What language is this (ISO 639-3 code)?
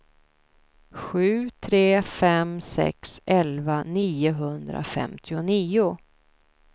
swe